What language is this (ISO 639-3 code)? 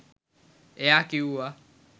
sin